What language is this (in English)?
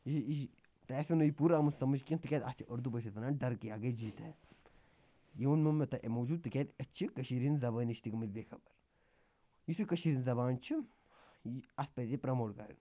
Kashmiri